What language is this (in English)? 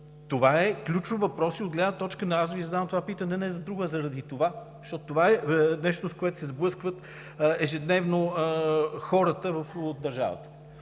Bulgarian